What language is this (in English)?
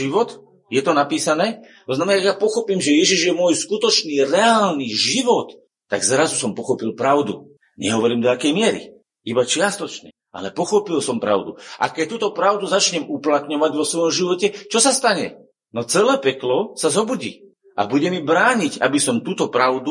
Slovak